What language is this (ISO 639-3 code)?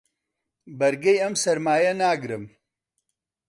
ckb